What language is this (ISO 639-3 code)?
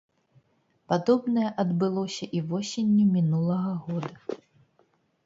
bel